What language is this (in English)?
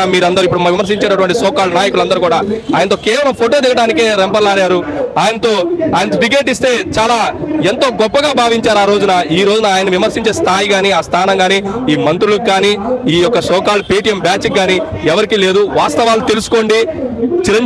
Indonesian